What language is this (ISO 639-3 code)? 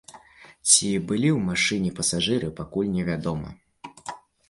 bel